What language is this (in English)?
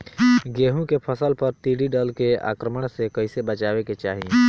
Bhojpuri